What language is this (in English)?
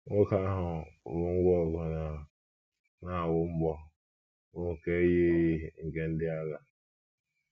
Igbo